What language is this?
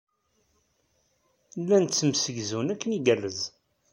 Kabyle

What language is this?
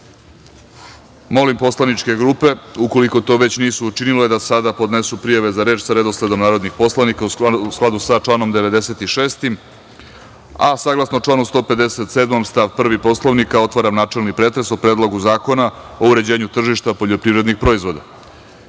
Serbian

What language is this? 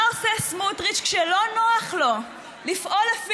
Hebrew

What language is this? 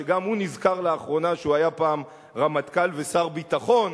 Hebrew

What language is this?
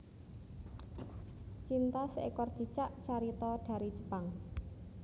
Javanese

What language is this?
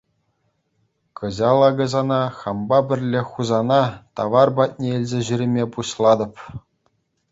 Chuvash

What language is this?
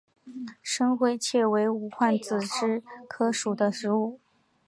Chinese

